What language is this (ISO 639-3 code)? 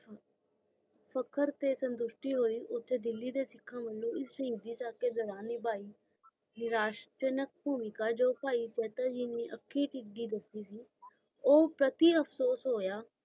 pan